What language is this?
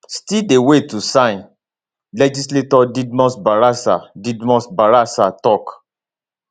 Nigerian Pidgin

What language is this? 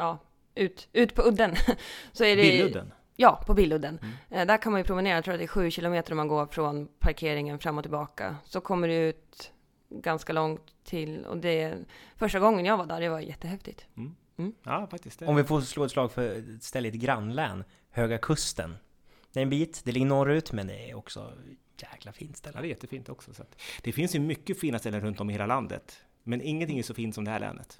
Swedish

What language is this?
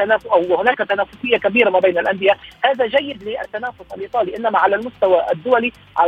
Arabic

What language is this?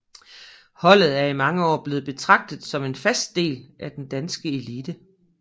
Danish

